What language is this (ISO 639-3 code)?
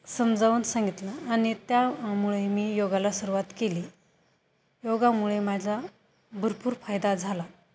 mar